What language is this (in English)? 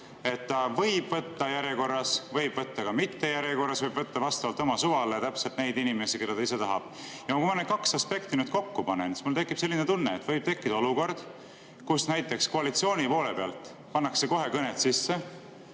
Estonian